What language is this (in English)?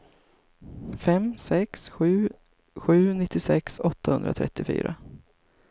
Swedish